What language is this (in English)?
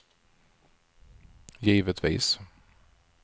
Swedish